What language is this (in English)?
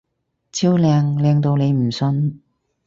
Cantonese